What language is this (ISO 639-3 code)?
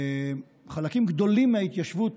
heb